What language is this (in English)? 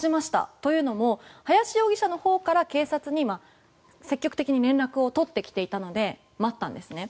Japanese